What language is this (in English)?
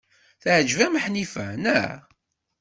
Kabyle